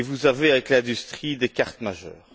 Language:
French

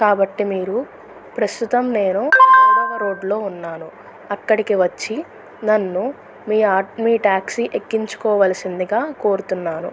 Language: Telugu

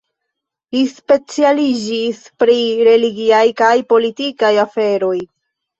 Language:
Esperanto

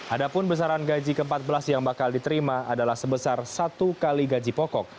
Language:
Indonesian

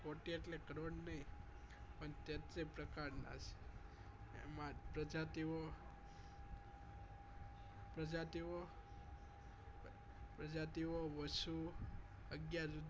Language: Gujarati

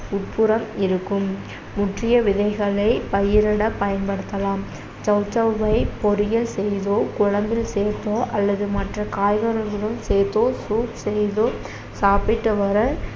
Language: Tamil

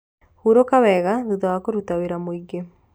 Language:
Kikuyu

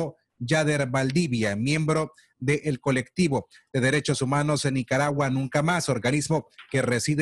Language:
Spanish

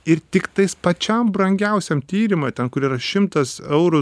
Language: Lithuanian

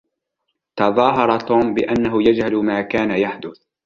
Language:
Arabic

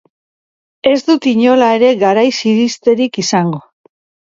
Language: Basque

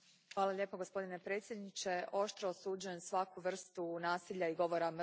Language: Croatian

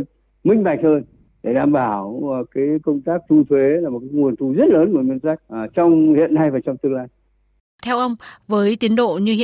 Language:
Vietnamese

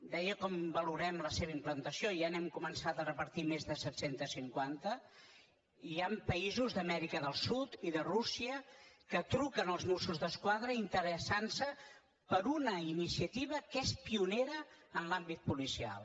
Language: Catalan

